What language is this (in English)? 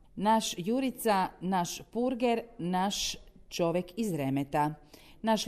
Croatian